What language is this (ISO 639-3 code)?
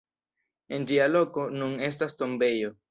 epo